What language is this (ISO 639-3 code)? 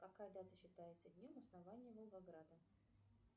rus